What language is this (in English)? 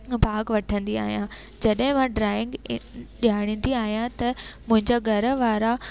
Sindhi